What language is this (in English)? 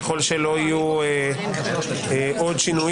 Hebrew